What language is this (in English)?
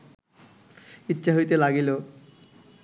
Bangla